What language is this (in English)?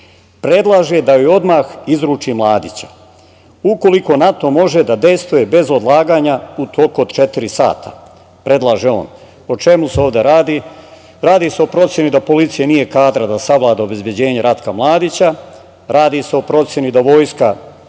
Serbian